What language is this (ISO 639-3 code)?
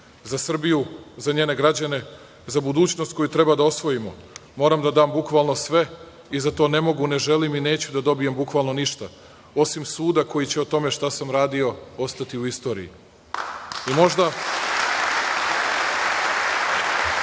srp